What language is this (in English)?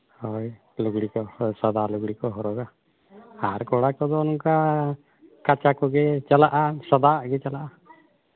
Santali